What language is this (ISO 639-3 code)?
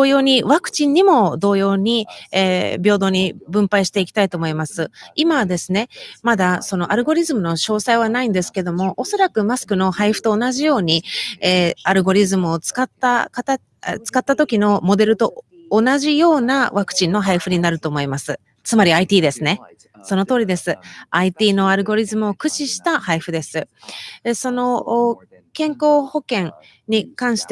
jpn